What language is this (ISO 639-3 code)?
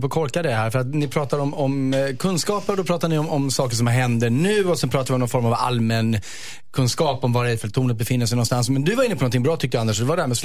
swe